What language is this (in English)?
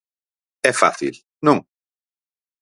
Galician